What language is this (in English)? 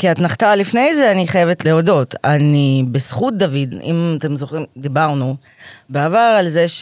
Hebrew